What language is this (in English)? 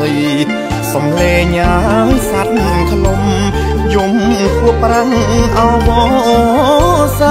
Thai